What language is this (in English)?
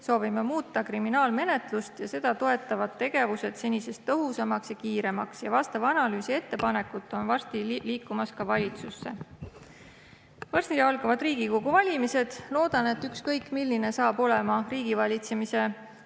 Estonian